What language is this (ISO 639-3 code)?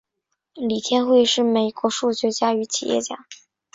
zho